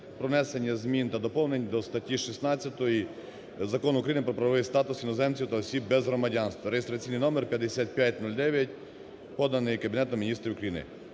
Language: Ukrainian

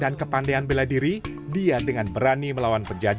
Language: Indonesian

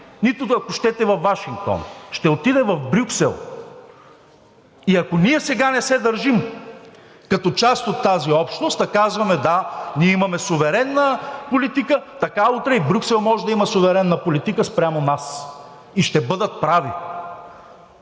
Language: Bulgarian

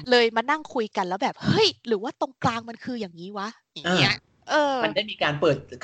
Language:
Thai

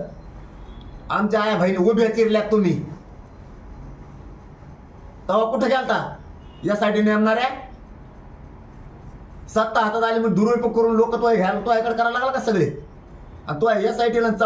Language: Marathi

